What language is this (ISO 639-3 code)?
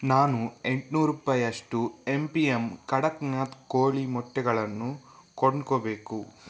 kan